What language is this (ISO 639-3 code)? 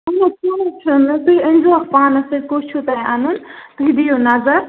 kas